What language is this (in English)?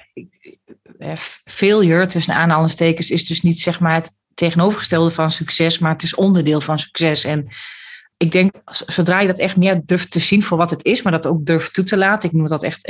Dutch